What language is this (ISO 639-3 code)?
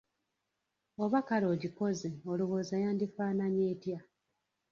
lug